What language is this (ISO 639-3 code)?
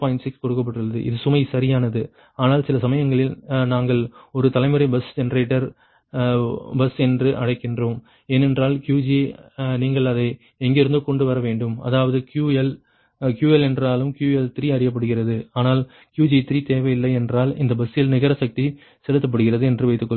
tam